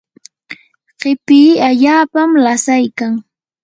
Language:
Yanahuanca Pasco Quechua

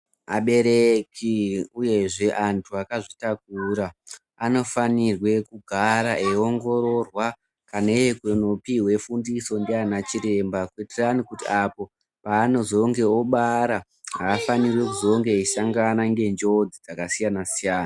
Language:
Ndau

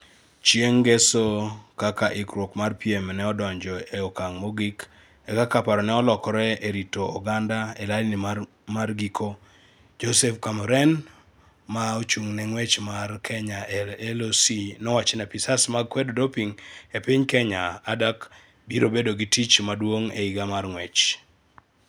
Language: Luo (Kenya and Tanzania)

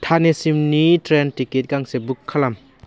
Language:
Bodo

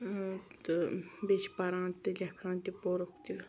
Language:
Kashmiri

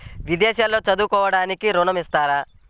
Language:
Telugu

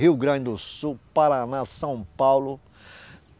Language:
Portuguese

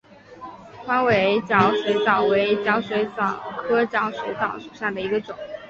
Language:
Chinese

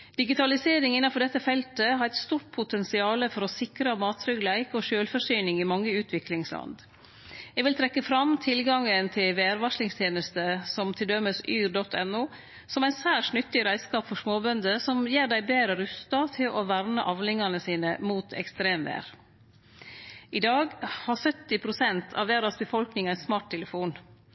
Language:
Norwegian Nynorsk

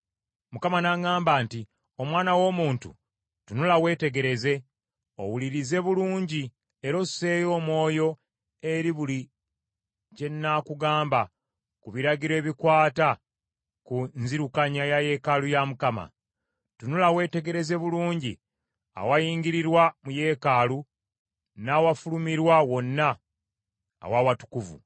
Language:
Ganda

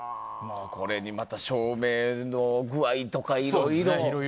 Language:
Japanese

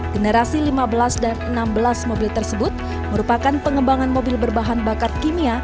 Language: Indonesian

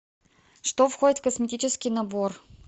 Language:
Russian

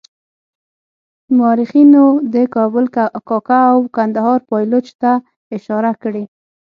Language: Pashto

